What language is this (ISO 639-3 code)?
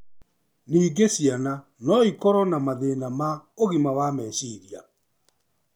kik